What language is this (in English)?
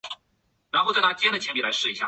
Chinese